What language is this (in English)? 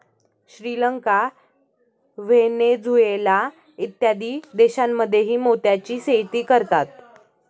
Marathi